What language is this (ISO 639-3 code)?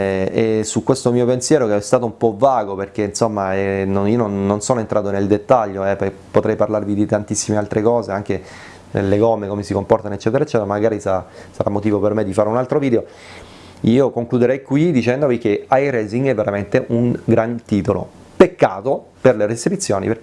ita